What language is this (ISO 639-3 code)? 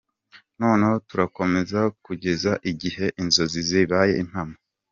kin